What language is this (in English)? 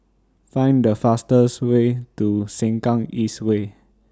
English